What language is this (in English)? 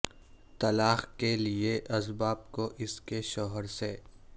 Urdu